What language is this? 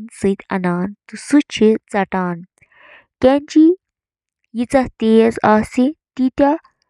Kashmiri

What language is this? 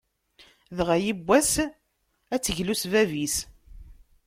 Kabyle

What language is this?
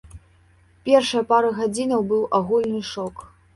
Belarusian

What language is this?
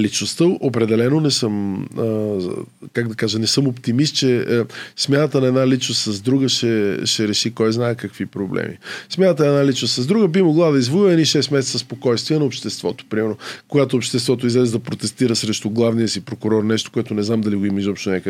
Bulgarian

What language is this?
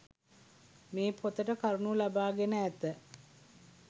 Sinhala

